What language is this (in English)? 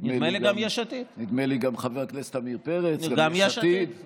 Hebrew